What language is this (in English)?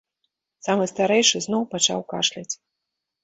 Belarusian